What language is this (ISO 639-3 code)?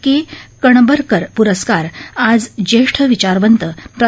mar